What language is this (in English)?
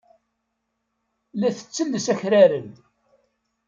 Kabyle